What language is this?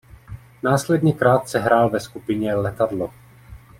Czech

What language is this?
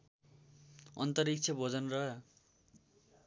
Nepali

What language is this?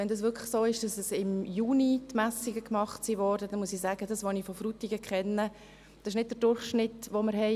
Swiss German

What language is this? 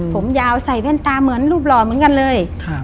Thai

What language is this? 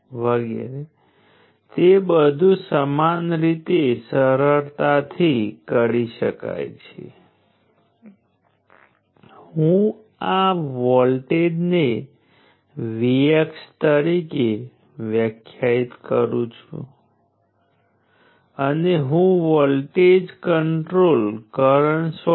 Gujarati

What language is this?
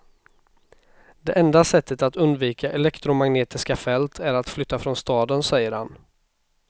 Swedish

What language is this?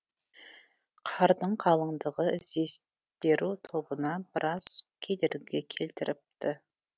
Kazakh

